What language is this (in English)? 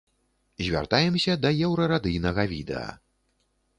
Belarusian